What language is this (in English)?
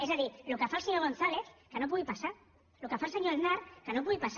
Catalan